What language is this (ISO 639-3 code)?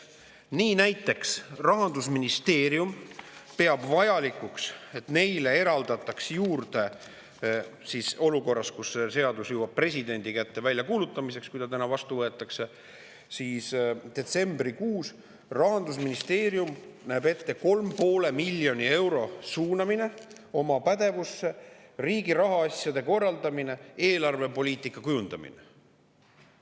est